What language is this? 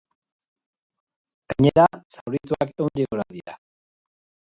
Basque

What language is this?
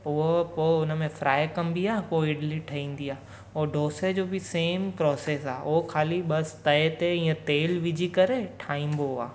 Sindhi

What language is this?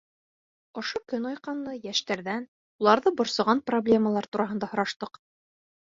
Bashkir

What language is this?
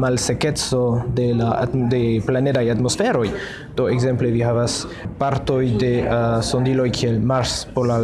Esperanto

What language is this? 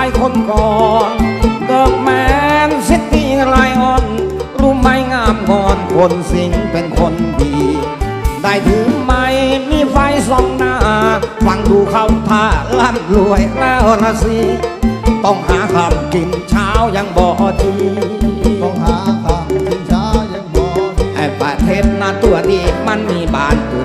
Thai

